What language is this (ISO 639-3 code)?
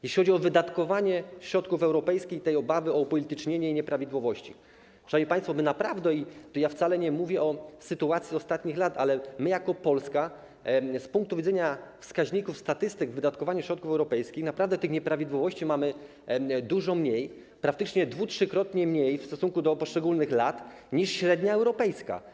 pol